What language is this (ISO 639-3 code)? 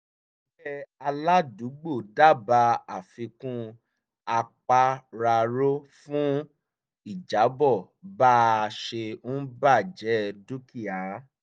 yor